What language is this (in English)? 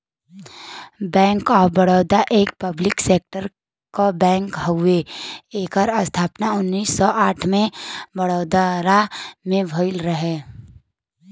Bhojpuri